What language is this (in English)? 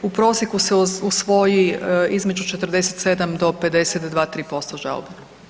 Croatian